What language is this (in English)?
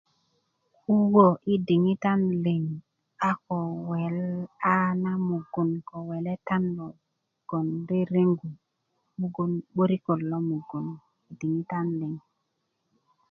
Kuku